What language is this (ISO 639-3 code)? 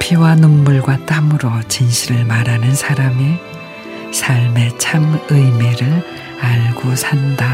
kor